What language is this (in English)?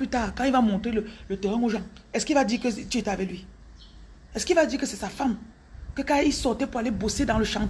French